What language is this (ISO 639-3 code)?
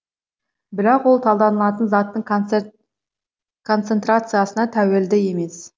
kaz